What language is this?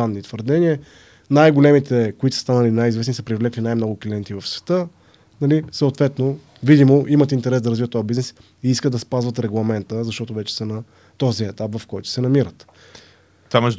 Bulgarian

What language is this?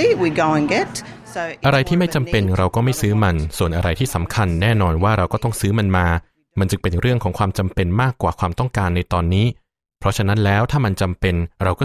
Thai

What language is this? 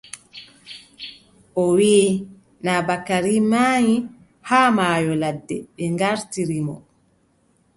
Adamawa Fulfulde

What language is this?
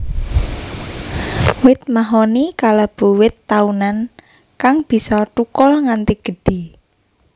Javanese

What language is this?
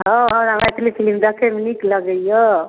Maithili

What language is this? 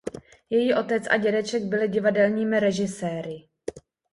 Czech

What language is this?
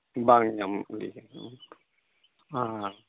Santali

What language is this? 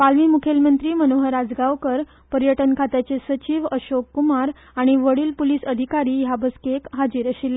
Konkani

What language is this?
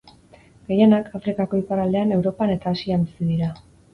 Basque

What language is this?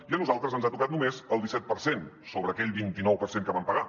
Catalan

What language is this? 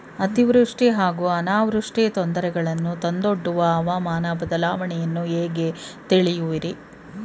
Kannada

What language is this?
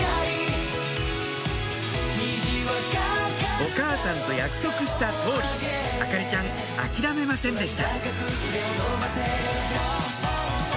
Japanese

